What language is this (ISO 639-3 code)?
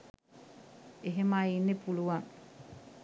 sin